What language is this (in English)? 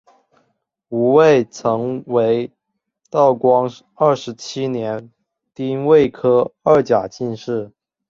Chinese